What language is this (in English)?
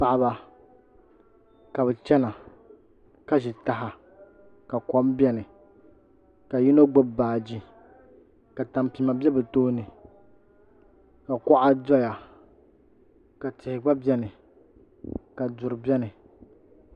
Dagbani